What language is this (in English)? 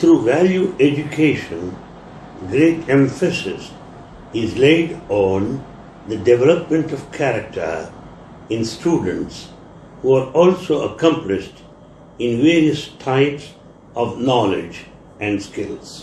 English